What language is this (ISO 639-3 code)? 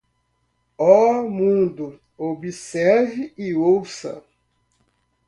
por